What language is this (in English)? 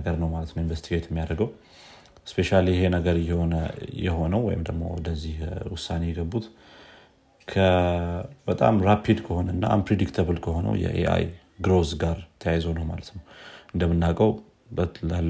Amharic